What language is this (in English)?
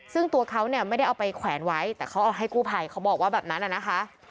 Thai